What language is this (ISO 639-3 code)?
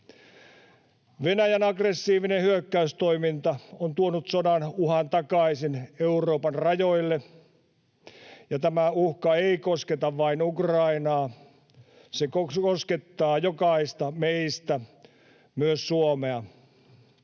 fin